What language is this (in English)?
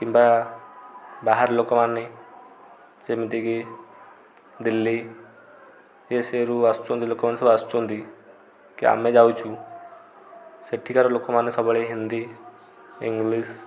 Odia